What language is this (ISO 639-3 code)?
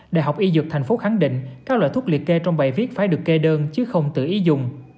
vie